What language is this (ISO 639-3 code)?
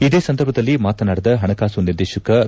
kan